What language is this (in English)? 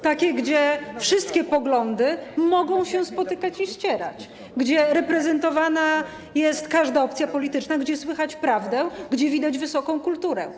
Polish